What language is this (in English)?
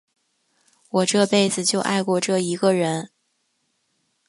Chinese